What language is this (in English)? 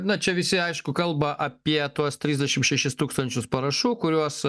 Lithuanian